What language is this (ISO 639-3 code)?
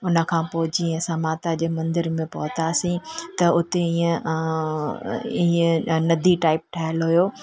snd